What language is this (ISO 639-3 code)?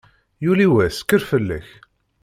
kab